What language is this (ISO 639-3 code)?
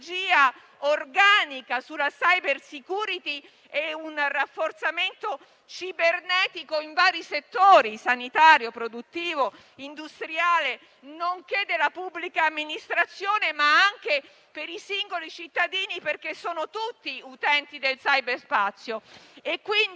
ita